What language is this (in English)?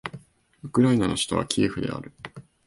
Japanese